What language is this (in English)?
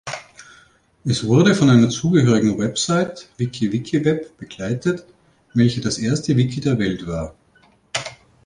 German